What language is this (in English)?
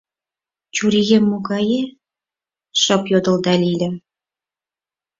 Mari